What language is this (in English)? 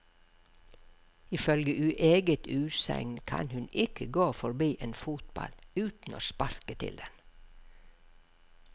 Norwegian